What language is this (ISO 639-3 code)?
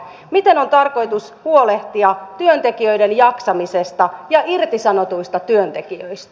fin